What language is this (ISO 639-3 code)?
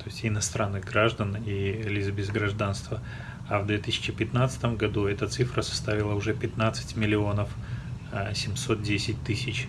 rus